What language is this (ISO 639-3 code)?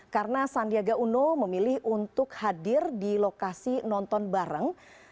ind